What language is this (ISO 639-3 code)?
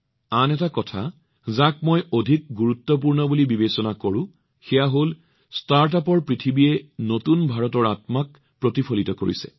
asm